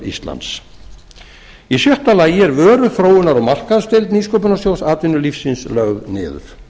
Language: Icelandic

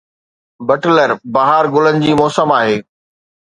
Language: Sindhi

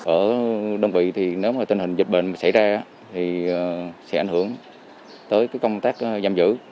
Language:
Vietnamese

